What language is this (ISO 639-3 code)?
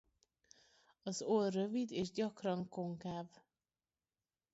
hun